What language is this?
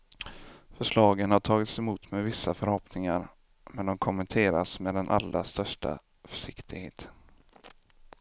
Swedish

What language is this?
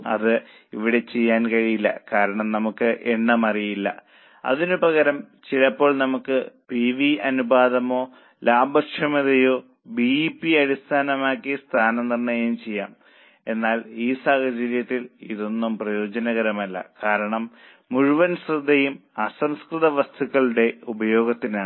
Malayalam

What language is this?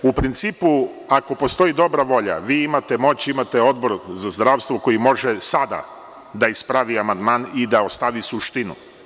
Serbian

